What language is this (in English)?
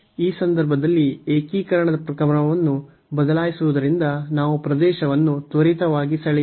Kannada